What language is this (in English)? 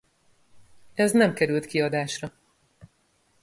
Hungarian